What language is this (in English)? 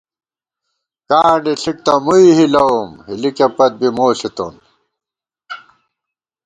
Gawar-Bati